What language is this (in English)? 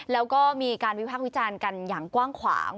Thai